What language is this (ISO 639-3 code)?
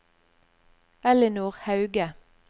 nor